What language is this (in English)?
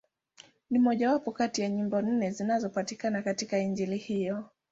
Swahili